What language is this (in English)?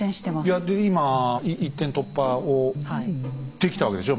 Japanese